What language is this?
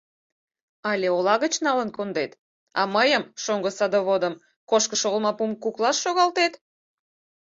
Mari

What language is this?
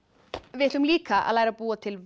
Icelandic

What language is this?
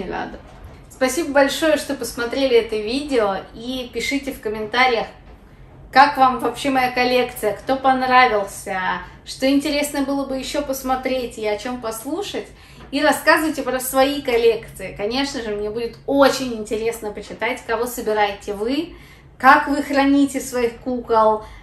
Russian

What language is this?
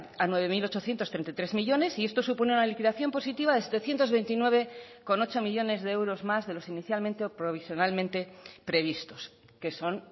Spanish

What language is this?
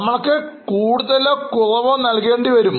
Malayalam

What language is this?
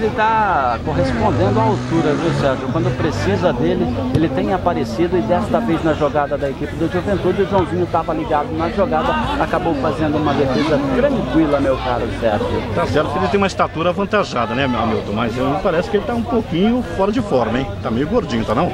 Portuguese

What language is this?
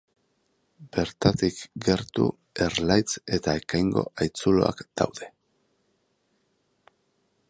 Basque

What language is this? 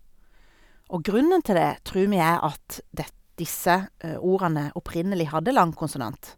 Norwegian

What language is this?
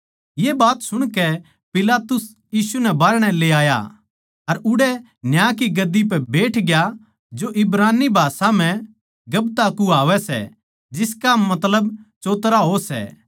Haryanvi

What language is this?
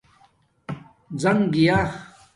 Domaaki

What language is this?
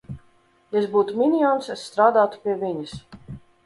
Latvian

